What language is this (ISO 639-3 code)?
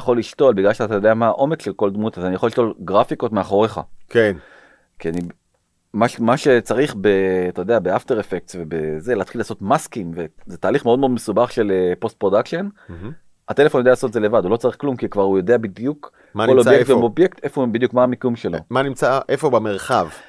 heb